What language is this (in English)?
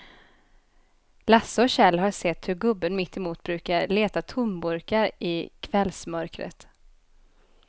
Swedish